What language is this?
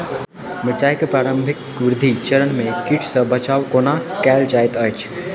Maithili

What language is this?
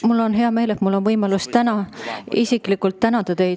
Estonian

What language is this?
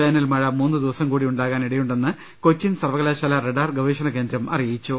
Malayalam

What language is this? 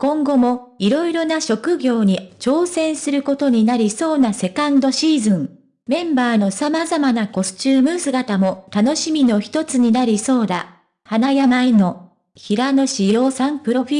Japanese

